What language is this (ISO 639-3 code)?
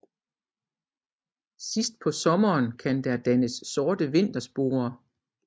dan